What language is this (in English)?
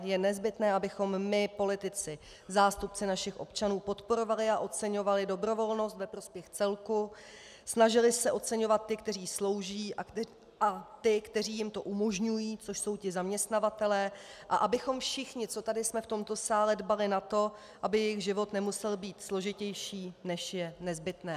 Czech